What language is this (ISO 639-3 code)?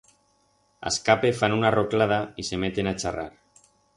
arg